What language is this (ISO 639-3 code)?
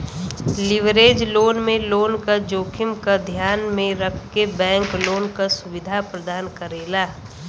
bho